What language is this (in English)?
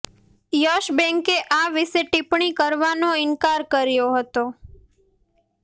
Gujarati